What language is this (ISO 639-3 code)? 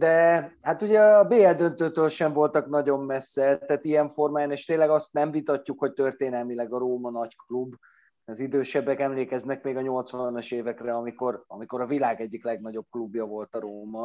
hun